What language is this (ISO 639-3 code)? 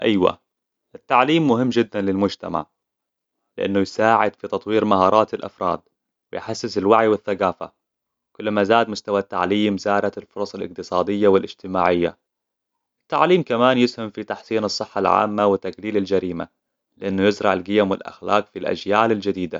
acw